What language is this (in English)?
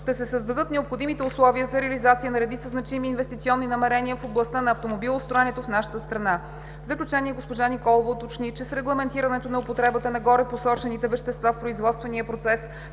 Bulgarian